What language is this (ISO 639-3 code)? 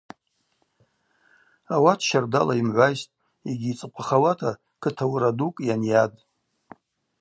abq